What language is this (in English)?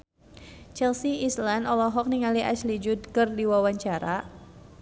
Sundanese